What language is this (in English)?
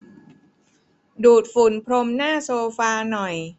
Thai